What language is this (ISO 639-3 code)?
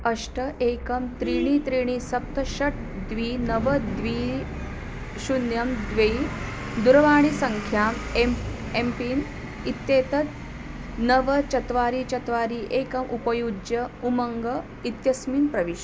san